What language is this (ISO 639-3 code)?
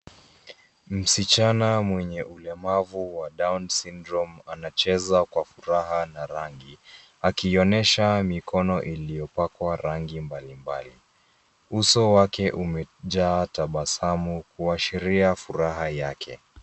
swa